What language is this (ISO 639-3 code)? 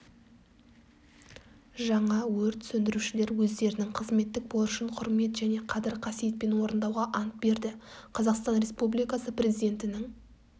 kaz